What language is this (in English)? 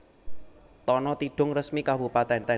Javanese